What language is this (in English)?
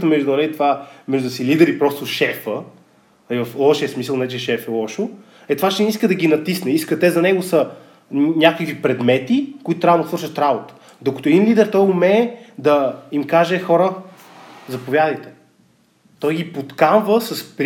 Bulgarian